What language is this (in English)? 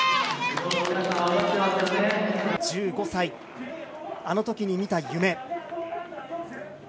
Japanese